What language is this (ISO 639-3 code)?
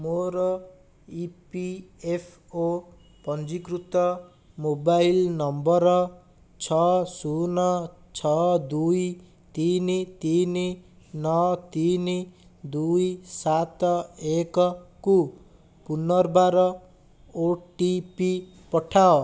ori